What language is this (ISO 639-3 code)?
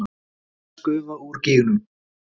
isl